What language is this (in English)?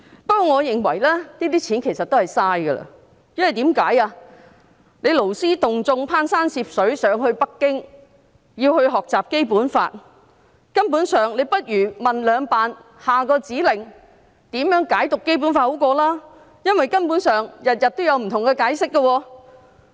Cantonese